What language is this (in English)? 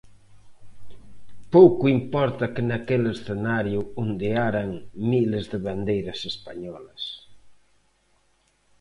Galician